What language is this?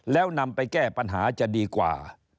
Thai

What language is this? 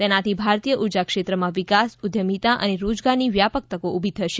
Gujarati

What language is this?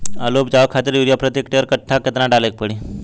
Bhojpuri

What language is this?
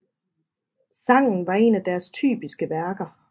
Danish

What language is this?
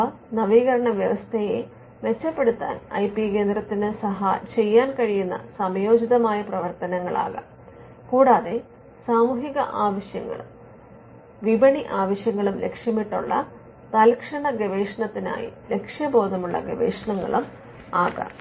Malayalam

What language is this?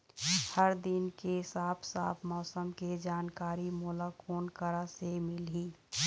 Chhattisgarhi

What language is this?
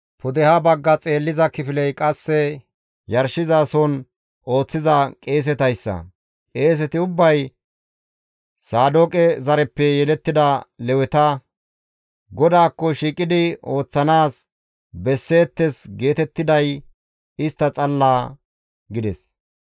Gamo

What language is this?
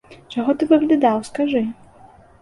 Belarusian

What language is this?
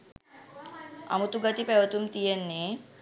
Sinhala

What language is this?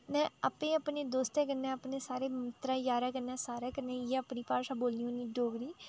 Dogri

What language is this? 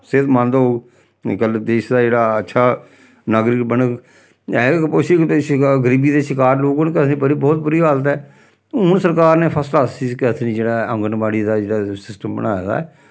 Dogri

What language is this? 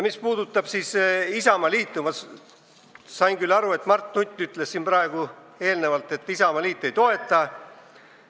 Estonian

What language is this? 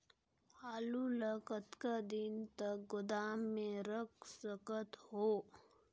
Chhattisgarhi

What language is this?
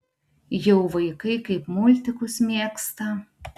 Lithuanian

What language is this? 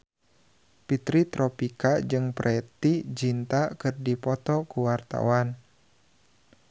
Sundanese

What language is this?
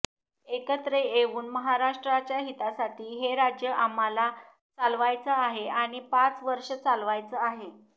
Marathi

